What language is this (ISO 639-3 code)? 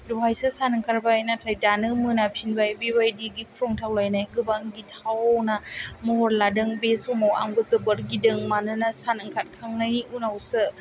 brx